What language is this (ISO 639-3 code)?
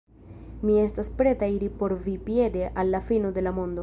epo